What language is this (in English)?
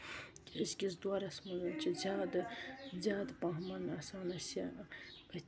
Kashmiri